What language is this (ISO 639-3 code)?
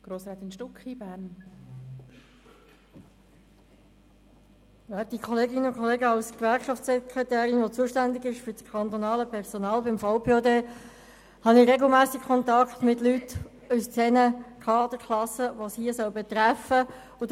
gsw